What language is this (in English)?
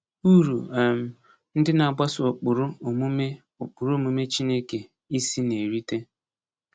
Igbo